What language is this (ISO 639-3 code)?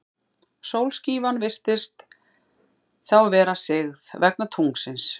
isl